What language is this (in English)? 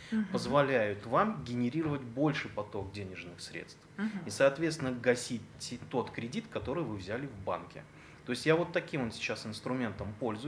Russian